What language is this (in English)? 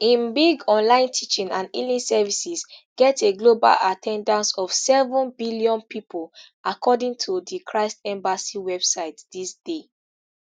Nigerian Pidgin